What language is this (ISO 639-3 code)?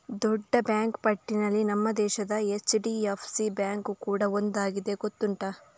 kan